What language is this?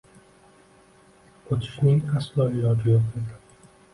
Uzbek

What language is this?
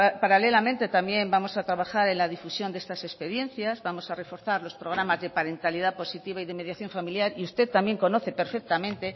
Spanish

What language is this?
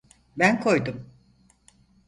Turkish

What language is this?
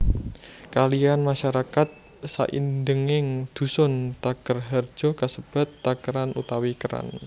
Javanese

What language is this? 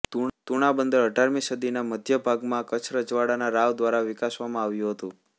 Gujarati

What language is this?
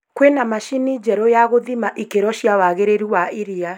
Kikuyu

